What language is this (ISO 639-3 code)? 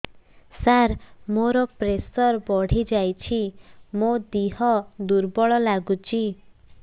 ori